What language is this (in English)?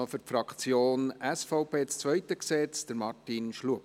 Swiss German